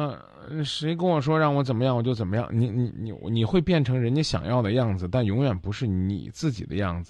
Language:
Chinese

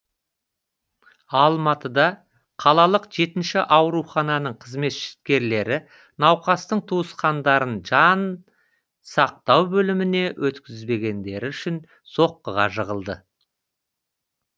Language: Kazakh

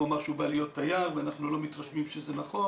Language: Hebrew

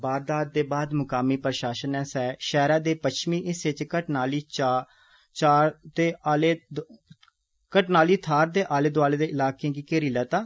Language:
Dogri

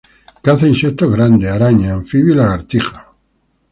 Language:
Spanish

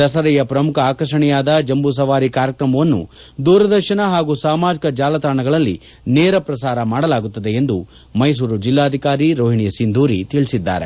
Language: Kannada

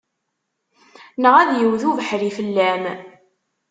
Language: Kabyle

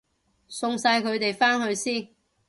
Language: Cantonese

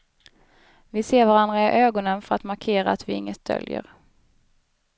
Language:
Swedish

